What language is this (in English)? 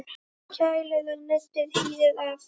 Icelandic